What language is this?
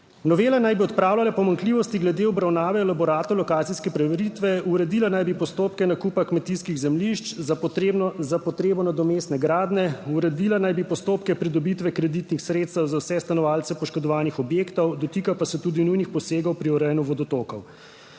Slovenian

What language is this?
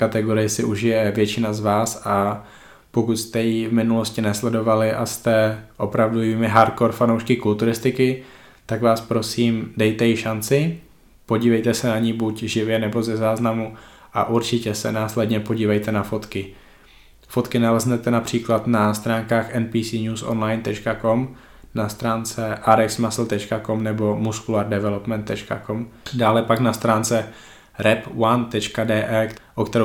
Czech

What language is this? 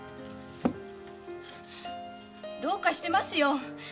Japanese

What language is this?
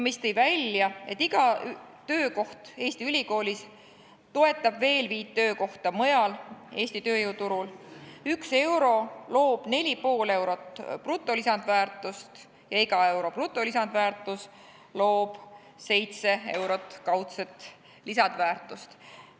Estonian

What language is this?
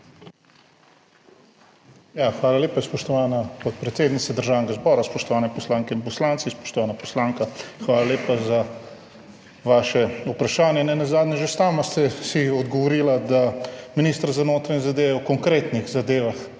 Slovenian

